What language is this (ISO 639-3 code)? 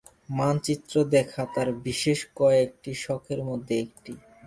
ben